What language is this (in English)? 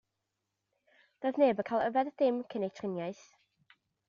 Welsh